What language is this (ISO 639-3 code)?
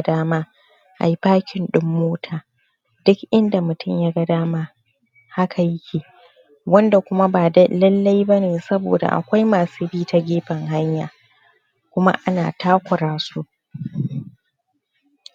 hau